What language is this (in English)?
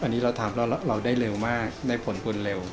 Thai